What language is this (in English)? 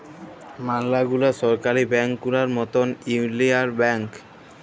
Bangla